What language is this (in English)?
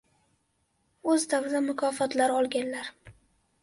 Uzbek